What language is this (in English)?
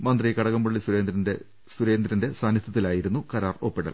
Malayalam